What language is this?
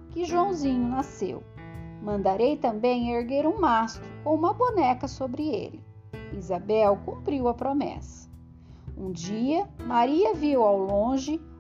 Portuguese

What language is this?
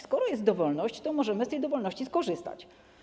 Polish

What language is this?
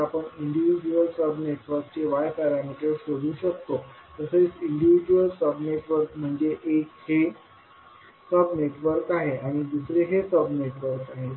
Marathi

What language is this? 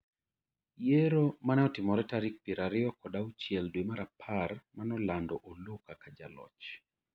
Luo (Kenya and Tanzania)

